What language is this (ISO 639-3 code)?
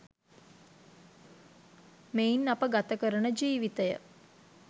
sin